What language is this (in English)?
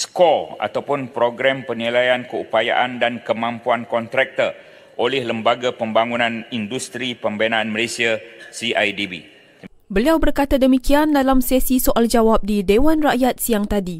Malay